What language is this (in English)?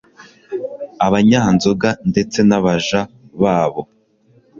Kinyarwanda